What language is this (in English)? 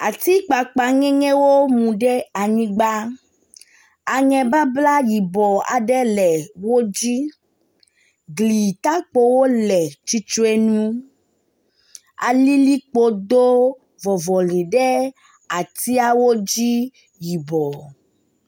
Ewe